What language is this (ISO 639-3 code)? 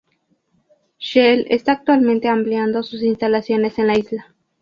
spa